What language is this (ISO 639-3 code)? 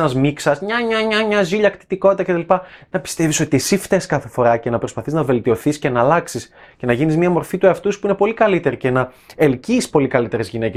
ell